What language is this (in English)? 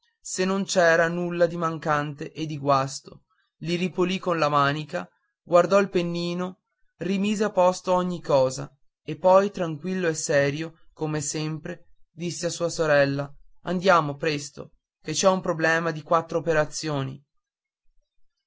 Italian